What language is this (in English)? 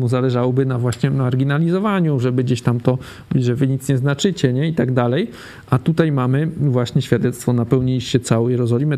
Polish